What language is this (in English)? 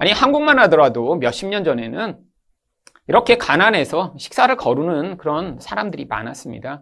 Korean